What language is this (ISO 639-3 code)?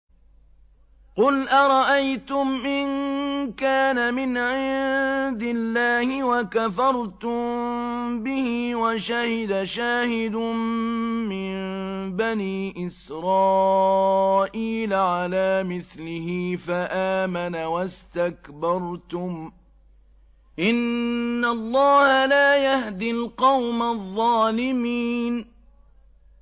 ara